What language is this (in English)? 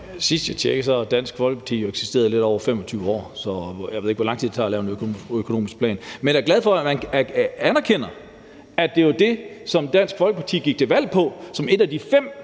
Danish